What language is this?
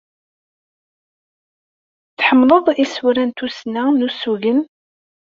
Kabyle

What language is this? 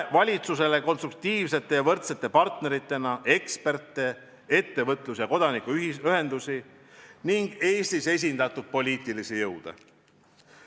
Estonian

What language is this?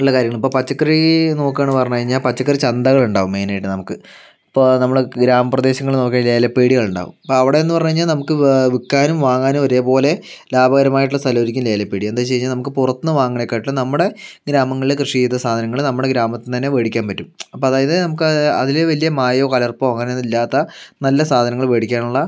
Malayalam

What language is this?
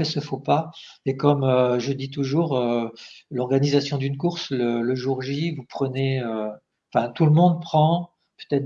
French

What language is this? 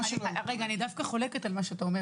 Hebrew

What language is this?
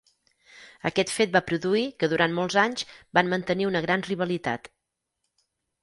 Catalan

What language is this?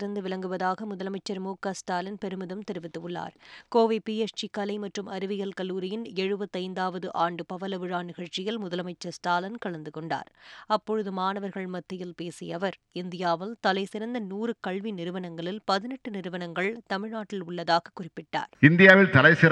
Tamil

